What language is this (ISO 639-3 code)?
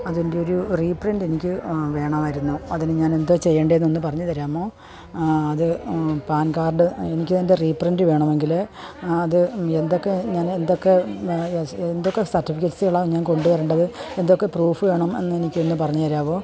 mal